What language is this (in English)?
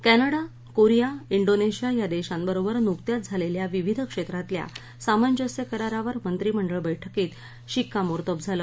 Marathi